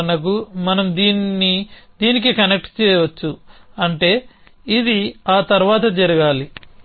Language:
Telugu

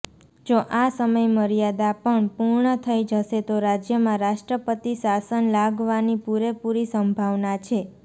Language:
Gujarati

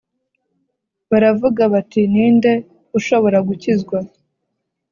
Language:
Kinyarwanda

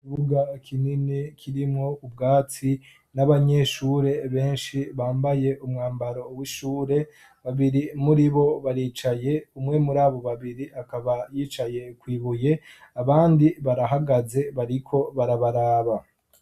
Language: Rundi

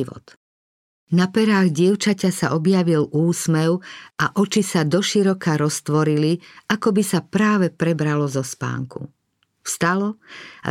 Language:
Slovak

